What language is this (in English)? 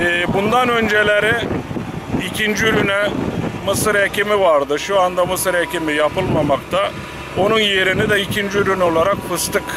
Turkish